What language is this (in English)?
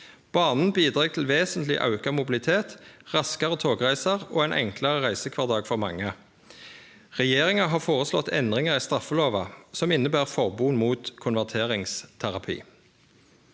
Norwegian